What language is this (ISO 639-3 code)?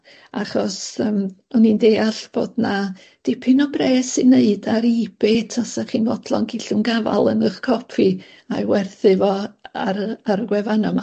cym